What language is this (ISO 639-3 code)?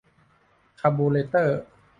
tha